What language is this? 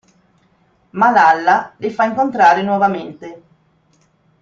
Italian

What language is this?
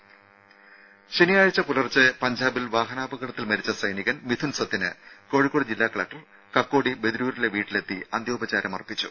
Malayalam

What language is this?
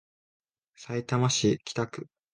Japanese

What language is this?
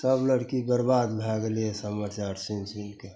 Maithili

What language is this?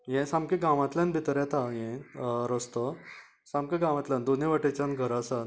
Konkani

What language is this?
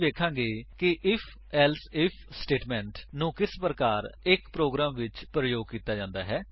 Punjabi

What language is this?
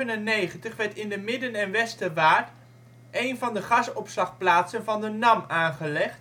Dutch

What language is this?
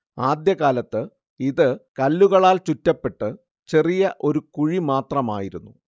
Malayalam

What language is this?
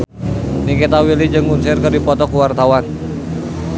Sundanese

